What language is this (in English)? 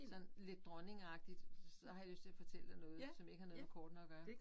Danish